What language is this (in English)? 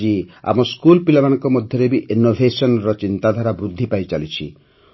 Odia